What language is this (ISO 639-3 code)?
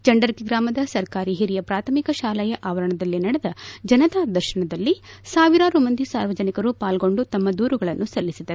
kan